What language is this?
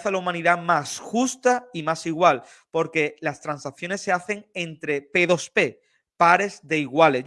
Spanish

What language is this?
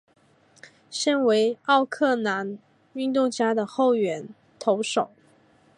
Chinese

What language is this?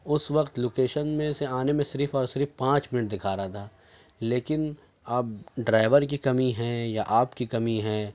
Urdu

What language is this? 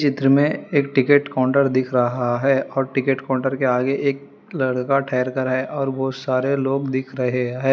Hindi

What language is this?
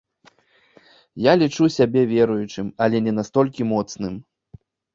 Belarusian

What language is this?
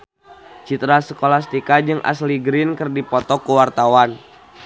Sundanese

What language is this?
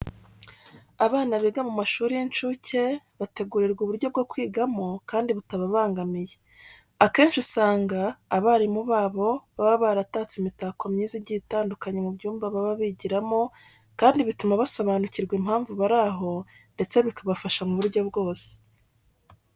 Kinyarwanda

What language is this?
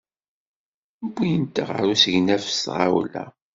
Kabyle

